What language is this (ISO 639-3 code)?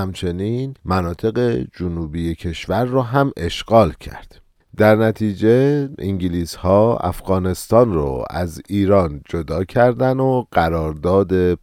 fas